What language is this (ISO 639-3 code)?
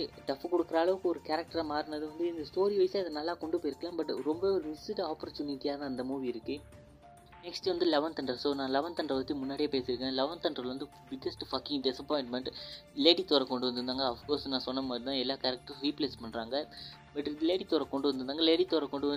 mal